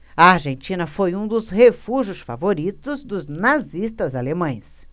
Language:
Portuguese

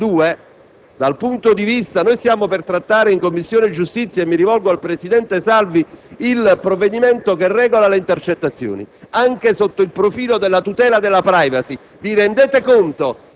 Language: Italian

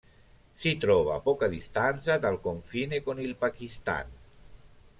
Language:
Italian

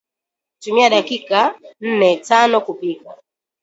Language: Swahili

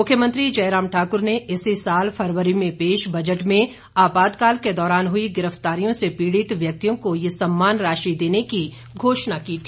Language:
Hindi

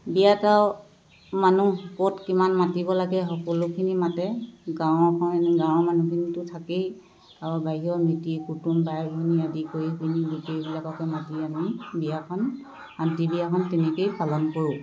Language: Assamese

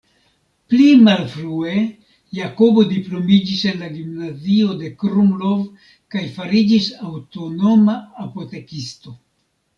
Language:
Esperanto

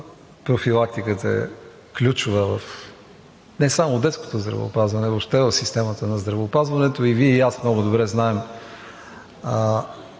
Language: Bulgarian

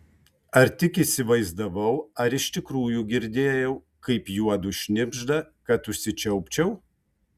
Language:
Lithuanian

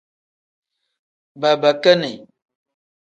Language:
Tem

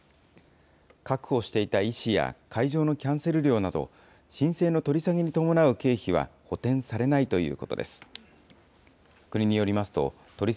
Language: Japanese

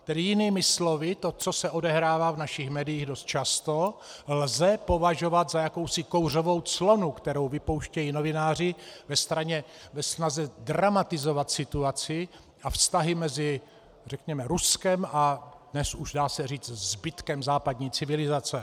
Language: Czech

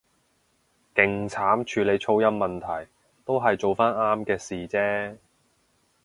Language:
Cantonese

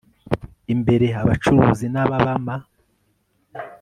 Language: Kinyarwanda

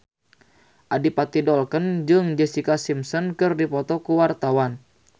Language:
Sundanese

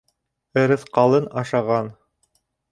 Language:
Bashkir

